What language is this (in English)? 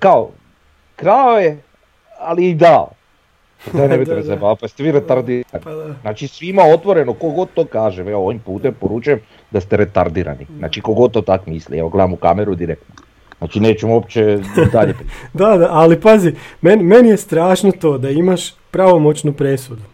Croatian